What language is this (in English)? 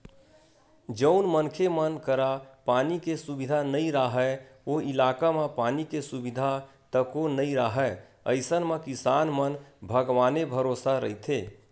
Chhattisgarhi